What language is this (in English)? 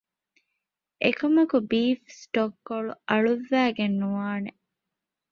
Divehi